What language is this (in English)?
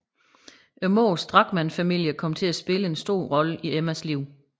Danish